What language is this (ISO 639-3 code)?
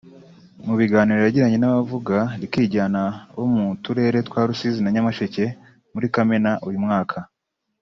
kin